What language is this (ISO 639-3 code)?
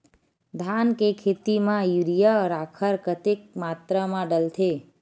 hne